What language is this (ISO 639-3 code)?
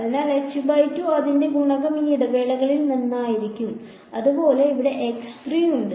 mal